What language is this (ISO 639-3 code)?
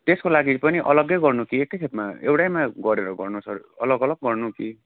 nep